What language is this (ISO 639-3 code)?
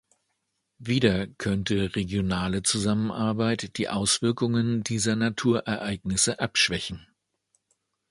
deu